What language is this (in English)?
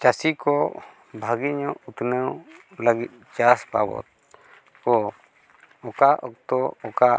Santali